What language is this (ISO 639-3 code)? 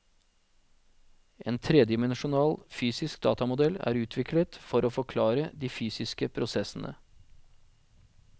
nor